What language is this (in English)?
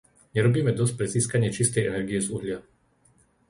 Slovak